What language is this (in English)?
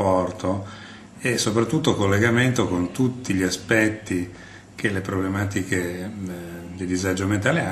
Italian